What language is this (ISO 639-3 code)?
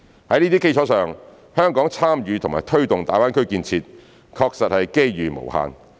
yue